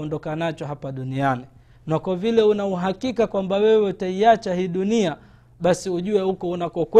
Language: Swahili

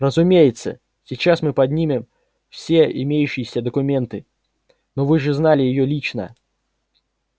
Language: Russian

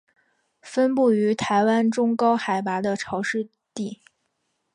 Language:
Chinese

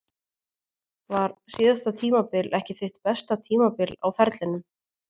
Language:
Icelandic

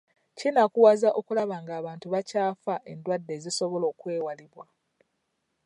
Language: Ganda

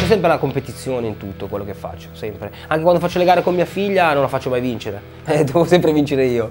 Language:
Italian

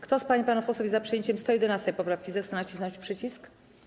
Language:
Polish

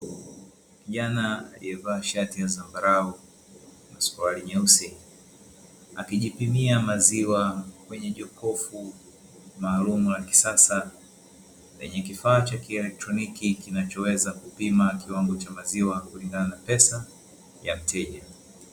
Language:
Swahili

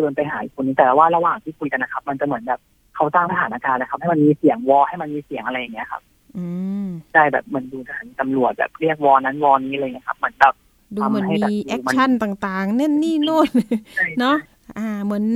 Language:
Thai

